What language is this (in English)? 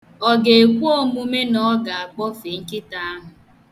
Igbo